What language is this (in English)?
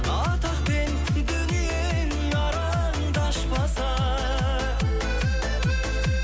Kazakh